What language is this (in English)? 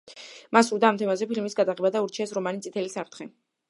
Georgian